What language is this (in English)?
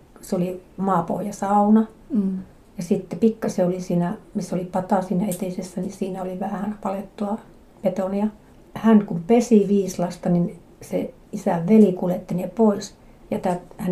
Finnish